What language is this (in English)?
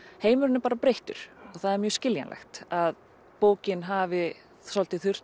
Icelandic